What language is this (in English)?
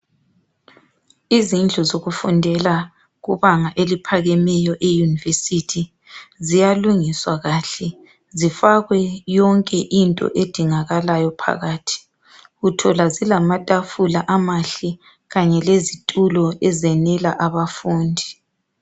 North Ndebele